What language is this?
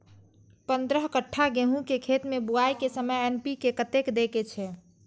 Maithili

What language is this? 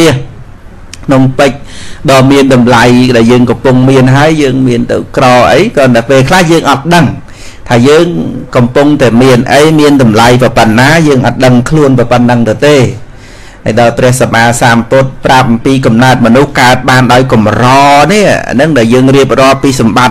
Vietnamese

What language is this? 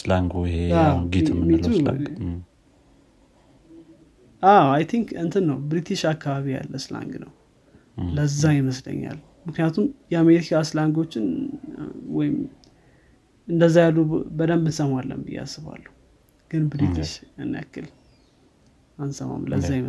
Amharic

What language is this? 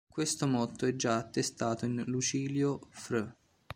Italian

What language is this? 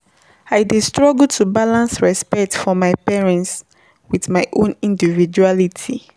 Nigerian Pidgin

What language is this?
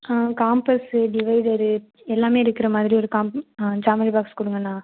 Tamil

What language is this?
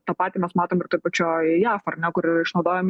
Lithuanian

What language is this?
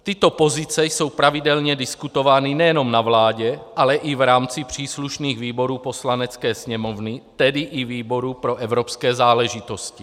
Czech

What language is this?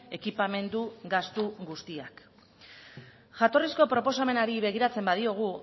Basque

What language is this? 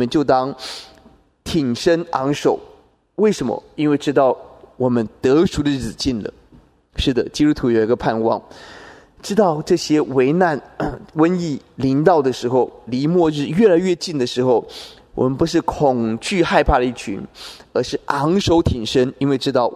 Chinese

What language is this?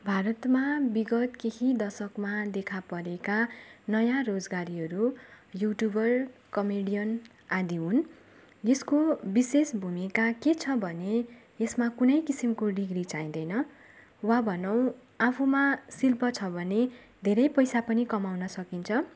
Nepali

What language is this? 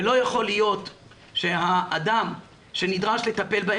Hebrew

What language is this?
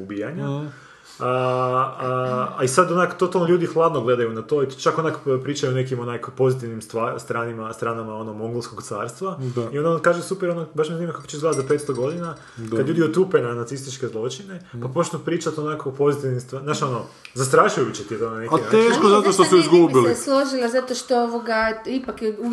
Croatian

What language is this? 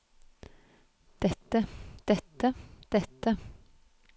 Norwegian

